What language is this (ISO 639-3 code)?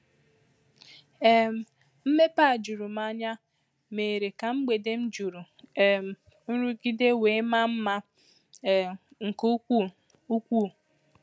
ibo